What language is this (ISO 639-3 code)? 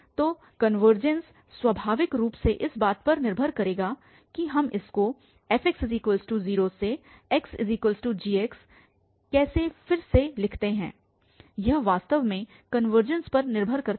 hin